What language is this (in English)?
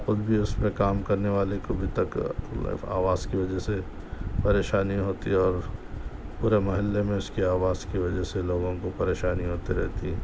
Urdu